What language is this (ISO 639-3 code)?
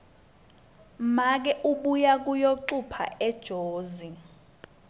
ssw